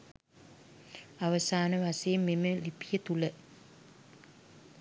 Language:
Sinhala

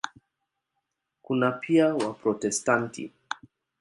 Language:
Swahili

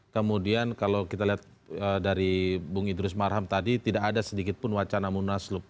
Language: Indonesian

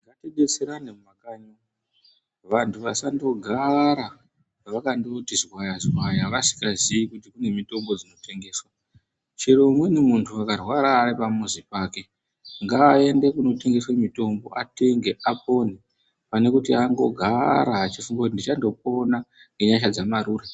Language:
Ndau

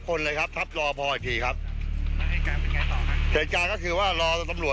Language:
Thai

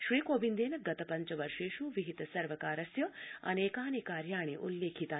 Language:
Sanskrit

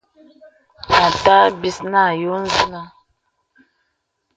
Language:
Bebele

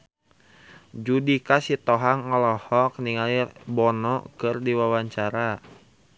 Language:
Sundanese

